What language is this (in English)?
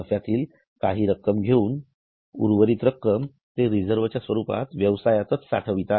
Marathi